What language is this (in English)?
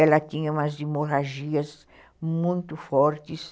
Portuguese